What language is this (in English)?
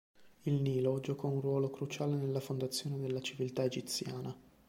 Italian